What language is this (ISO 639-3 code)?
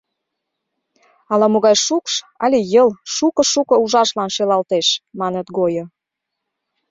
chm